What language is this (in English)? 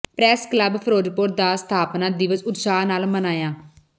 Punjabi